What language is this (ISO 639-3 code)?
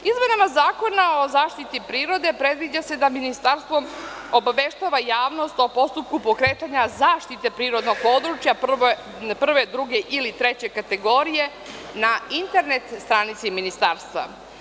srp